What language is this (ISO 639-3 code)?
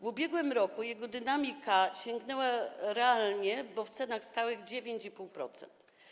pol